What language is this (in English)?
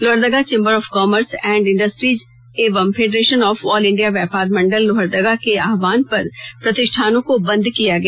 Hindi